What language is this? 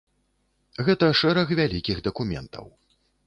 Belarusian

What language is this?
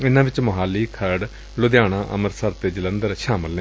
Punjabi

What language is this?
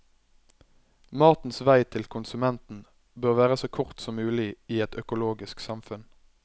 Norwegian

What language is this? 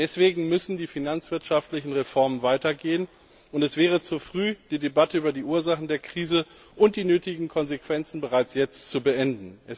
German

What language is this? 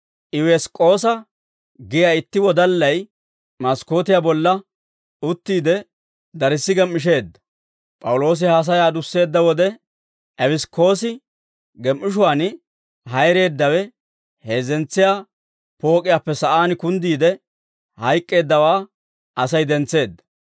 Dawro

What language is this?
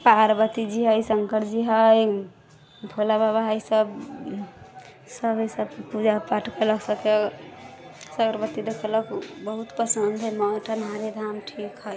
Maithili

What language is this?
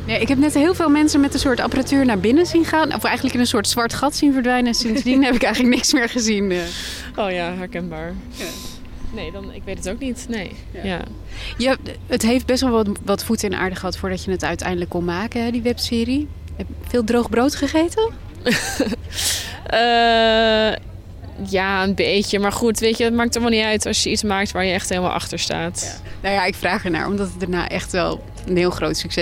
Dutch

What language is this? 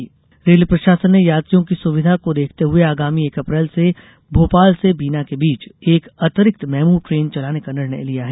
Hindi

